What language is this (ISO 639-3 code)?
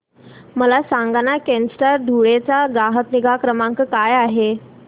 mar